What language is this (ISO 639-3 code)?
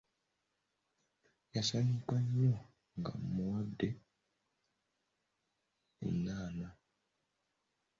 lug